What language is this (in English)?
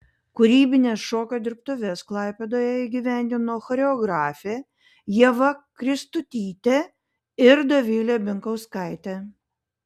Lithuanian